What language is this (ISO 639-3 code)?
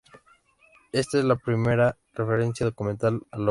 spa